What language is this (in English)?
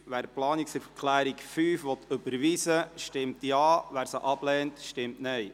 Swiss German